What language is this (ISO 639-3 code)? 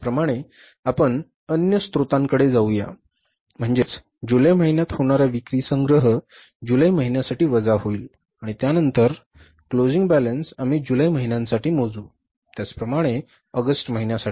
mar